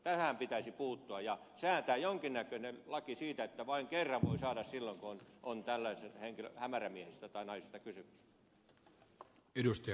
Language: Finnish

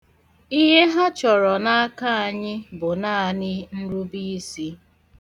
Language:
Igbo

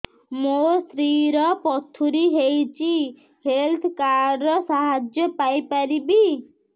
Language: Odia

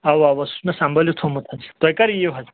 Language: Kashmiri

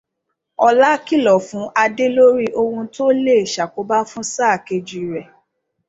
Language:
Yoruba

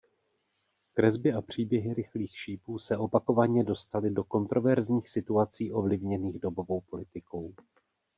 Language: Czech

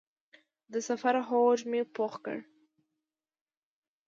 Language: Pashto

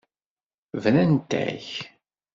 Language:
Kabyle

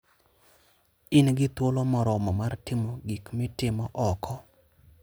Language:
Luo (Kenya and Tanzania)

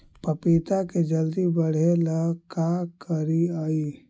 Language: Magahi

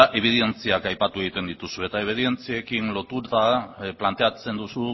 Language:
Basque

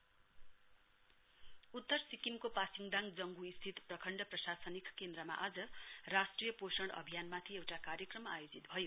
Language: Nepali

